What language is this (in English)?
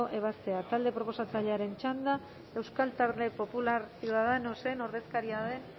Basque